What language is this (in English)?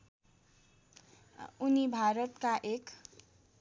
Nepali